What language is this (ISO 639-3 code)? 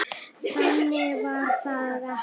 isl